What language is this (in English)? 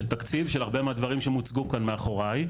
Hebrew